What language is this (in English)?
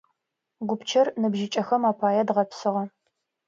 Adyghe